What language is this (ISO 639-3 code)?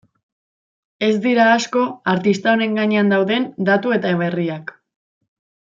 eus